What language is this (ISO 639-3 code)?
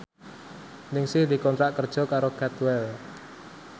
jav